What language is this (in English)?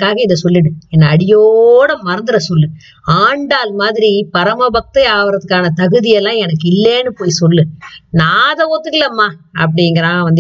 Tamil